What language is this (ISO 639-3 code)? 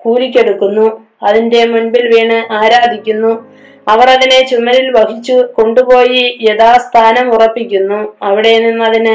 mal